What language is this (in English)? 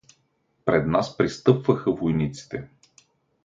Bulgarian